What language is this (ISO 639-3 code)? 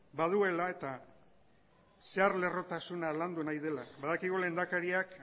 eus